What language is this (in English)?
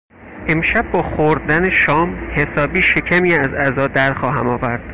Persian